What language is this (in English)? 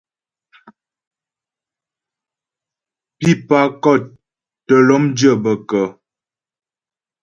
Ghomala